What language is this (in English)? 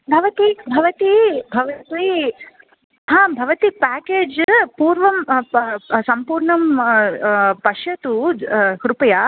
Sanskrit